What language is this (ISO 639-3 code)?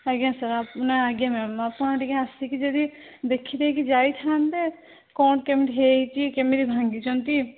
ori